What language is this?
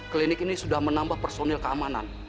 Indonesian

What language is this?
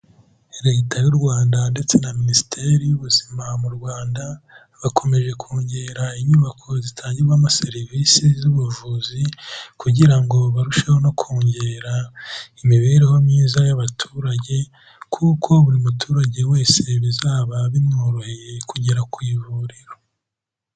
Kinyarwanda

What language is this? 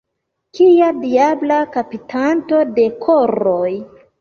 Esperanto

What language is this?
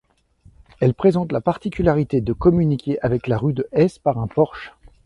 French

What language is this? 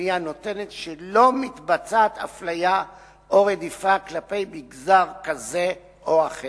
Hebrew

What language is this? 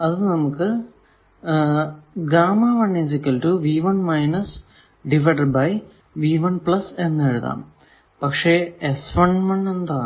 Malayalam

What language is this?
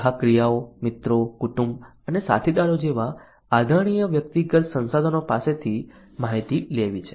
Gujarati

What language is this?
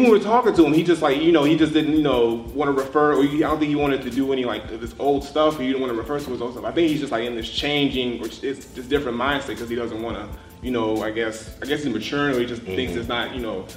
English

